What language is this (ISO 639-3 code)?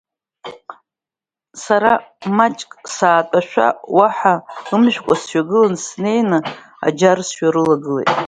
abk